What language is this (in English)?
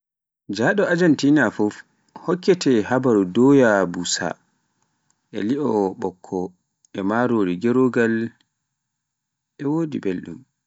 Pular